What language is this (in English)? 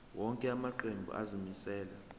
Zulu